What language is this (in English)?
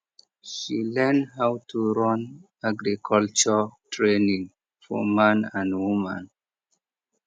Nigerian Pidgin